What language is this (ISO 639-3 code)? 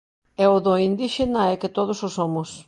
glg